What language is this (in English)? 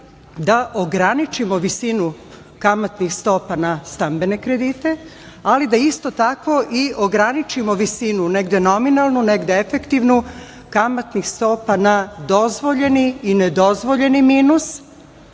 Serbian